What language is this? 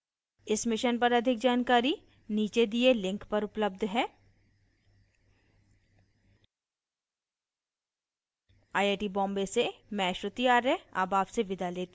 Hindi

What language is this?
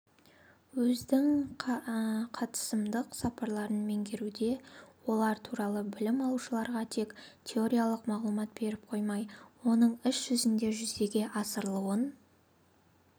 Kazakh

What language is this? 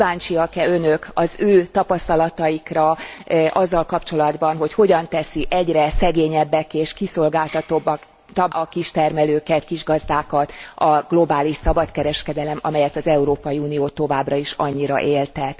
Hungarian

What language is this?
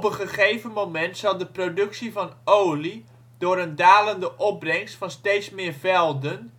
Dutch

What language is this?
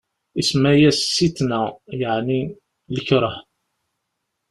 Kabyle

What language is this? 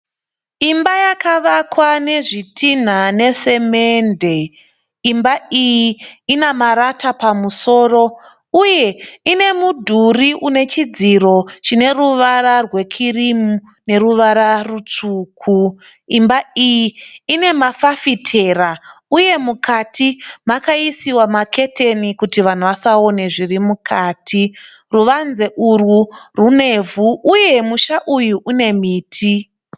Shona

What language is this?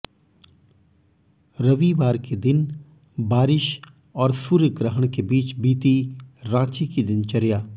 Hindi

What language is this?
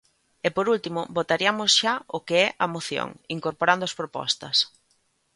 Galician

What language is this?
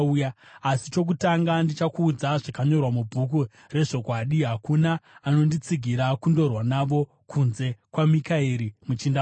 Shona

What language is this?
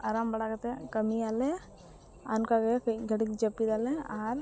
Santali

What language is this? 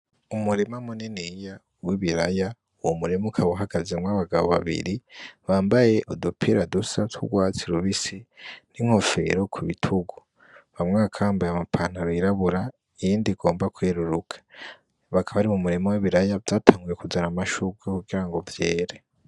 Rundi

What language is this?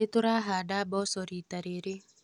Kikuyu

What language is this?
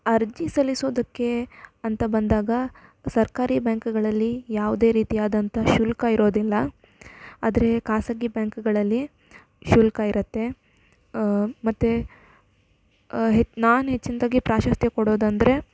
Kannada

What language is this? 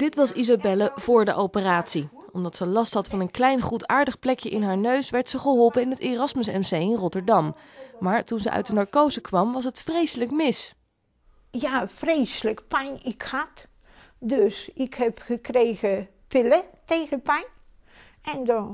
Dutch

